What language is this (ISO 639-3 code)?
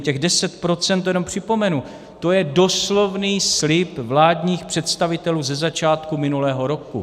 ces